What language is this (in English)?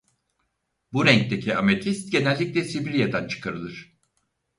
Turkish